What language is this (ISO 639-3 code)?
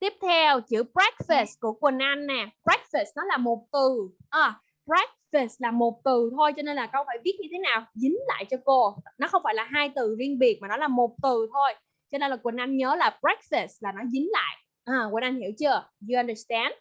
vie